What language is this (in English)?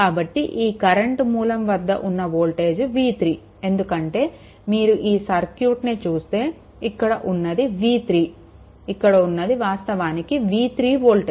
Telugu